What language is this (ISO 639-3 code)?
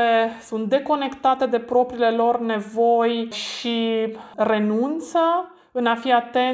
ron